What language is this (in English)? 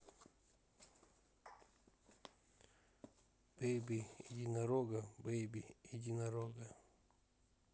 Russian